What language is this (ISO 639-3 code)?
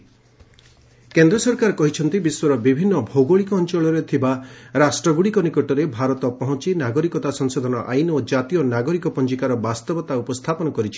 ori